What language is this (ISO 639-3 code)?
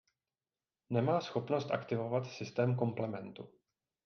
ces